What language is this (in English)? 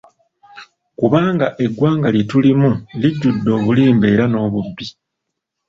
Ganda